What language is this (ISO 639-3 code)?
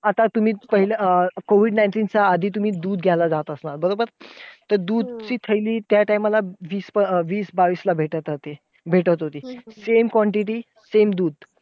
mar